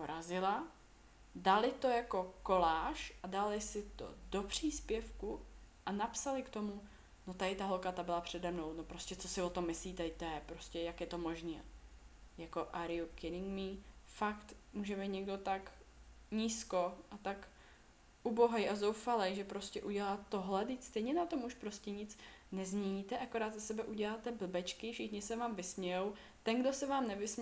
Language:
Czech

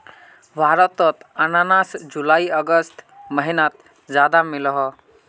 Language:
Magahi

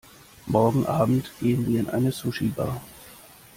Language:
German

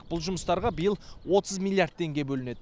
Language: Kazakh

